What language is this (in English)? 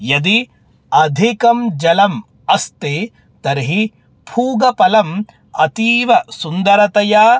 Sanskrit